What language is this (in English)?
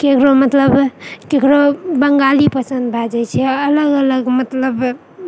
Maithili